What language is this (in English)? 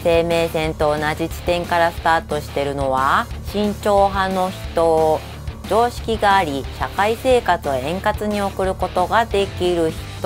Japanese